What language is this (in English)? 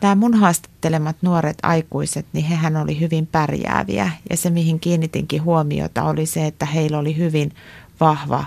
Finnish